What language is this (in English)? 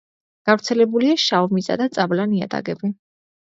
Georgian